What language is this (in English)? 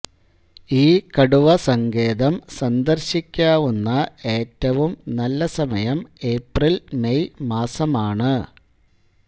Malayalam